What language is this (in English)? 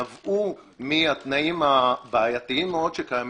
Hebrew